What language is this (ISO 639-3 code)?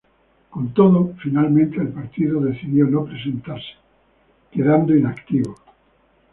spa